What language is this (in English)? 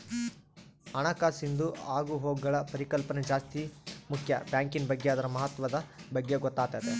Kannada